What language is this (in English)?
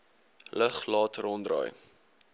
Afrikaans